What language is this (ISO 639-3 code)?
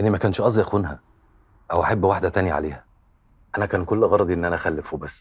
ara